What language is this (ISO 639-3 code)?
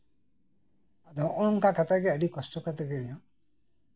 sat